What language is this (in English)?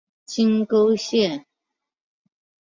Chinese